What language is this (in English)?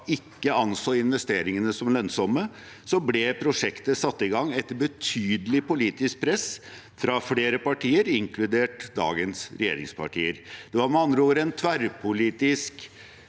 Norwegian